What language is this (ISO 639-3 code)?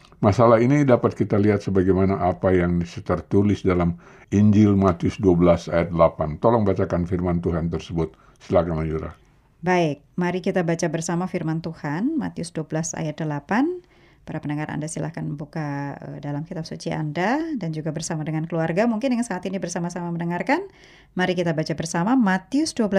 ind